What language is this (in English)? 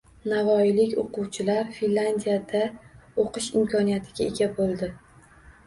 Uzbek